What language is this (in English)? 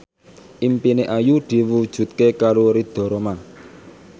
Javanese